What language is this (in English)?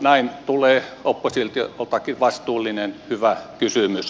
Finnish